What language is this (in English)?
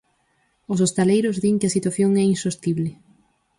Galician